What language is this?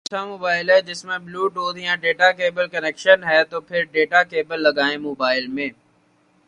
Urdu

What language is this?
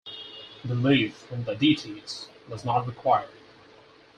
English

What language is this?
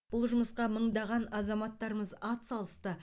Kazakh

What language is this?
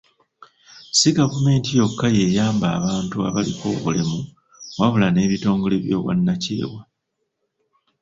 Ganda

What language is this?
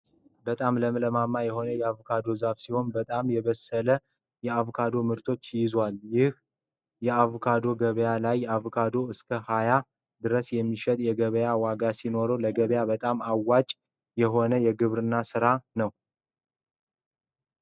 Amharic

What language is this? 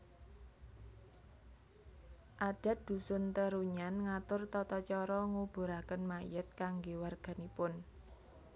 Javanese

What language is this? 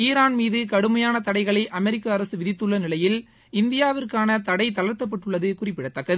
Tamil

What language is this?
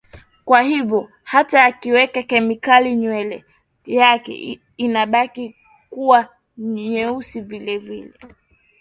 Swahili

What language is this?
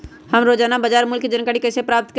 Magahi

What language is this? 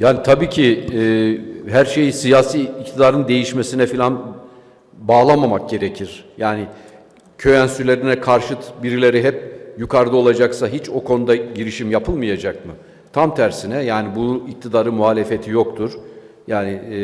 Turkish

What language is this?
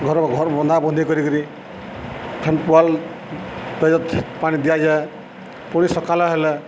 Odia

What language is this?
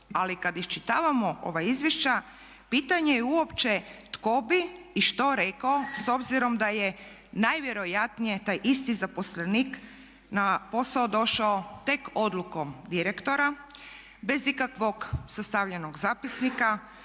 Croatian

